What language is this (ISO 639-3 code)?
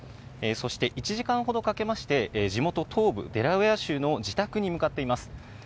jpn